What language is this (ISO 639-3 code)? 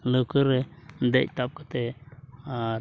sat